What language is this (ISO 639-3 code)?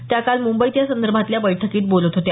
mar